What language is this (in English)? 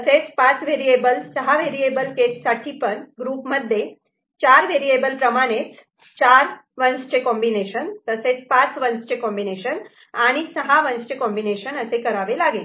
Marathi